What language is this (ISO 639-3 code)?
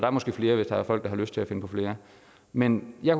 dan